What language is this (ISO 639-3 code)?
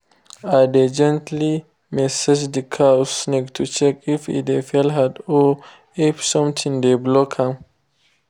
pcm